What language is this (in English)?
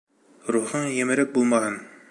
Bashkir